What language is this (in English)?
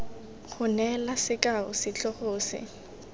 Tswana